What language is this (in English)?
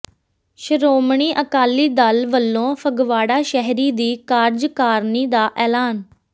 Punjabi